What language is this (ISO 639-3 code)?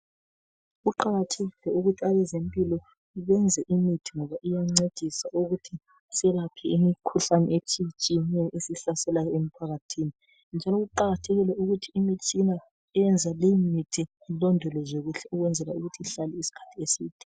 nde